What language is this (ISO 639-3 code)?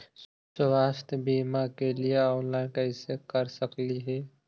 mag